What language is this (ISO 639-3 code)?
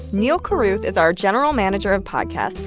eng